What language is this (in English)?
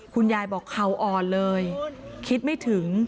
Thai